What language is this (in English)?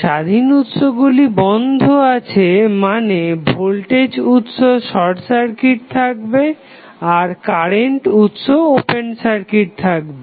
Bangla